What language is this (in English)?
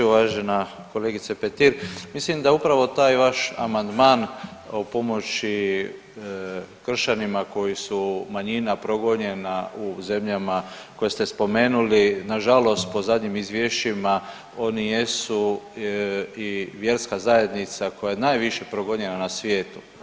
Croatian